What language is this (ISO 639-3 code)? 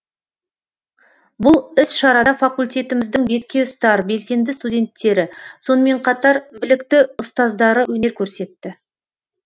kaz